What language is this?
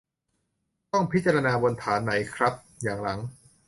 Thai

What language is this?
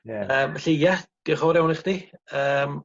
Welsh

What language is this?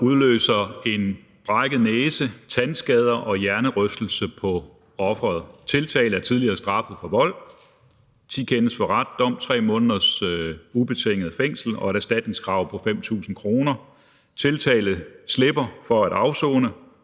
Danish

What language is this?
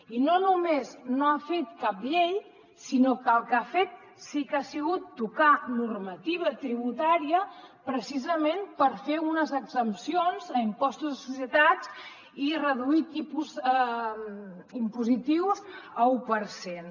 Catalan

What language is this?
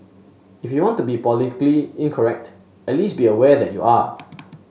English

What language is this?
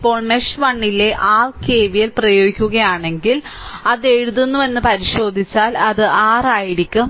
Malayalam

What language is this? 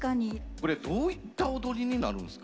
Japanese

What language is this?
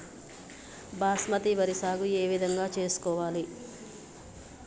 Telugu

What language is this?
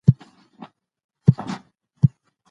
Pashto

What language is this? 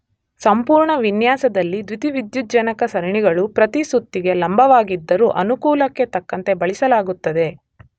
Kannada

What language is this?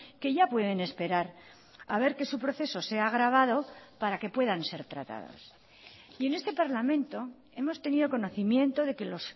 Spanish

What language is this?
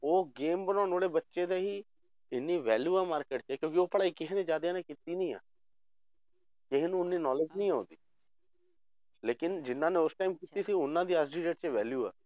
Punjabi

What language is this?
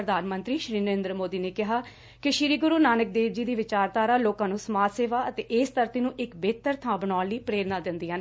Punjabi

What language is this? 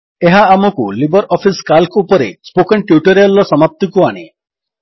Odia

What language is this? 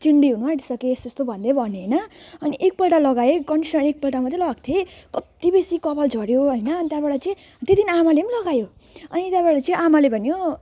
Nepali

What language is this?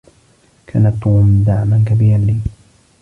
Arabic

